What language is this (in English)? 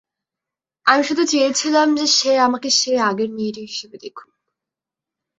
Bangla